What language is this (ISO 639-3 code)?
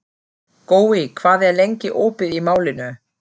isl